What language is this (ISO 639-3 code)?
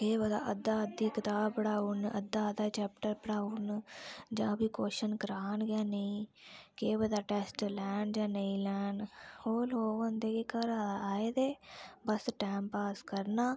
doi